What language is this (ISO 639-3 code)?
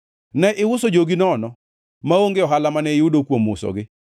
luo